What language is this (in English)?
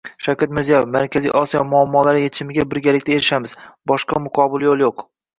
Uzbek